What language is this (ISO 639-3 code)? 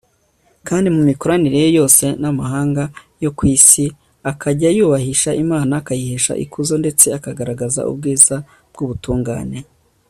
kin